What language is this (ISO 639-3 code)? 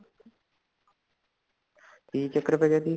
pan